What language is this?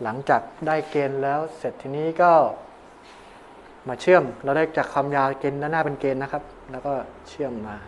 Thai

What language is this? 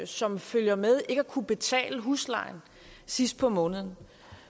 Danish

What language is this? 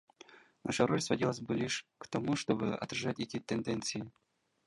Russian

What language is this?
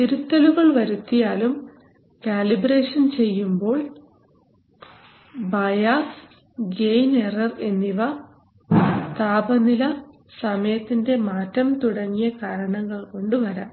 Malayalam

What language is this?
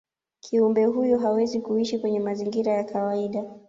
Swahili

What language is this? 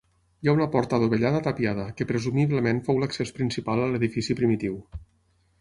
Catalan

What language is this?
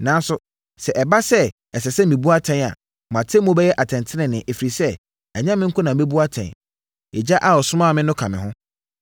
Akan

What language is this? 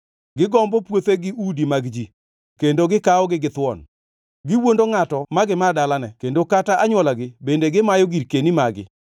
Luo (Kenya and Tanzania)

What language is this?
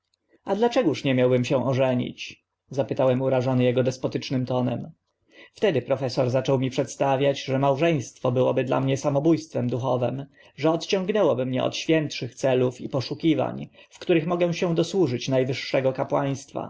Polish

